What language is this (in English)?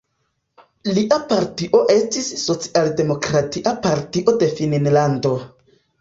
Esperanto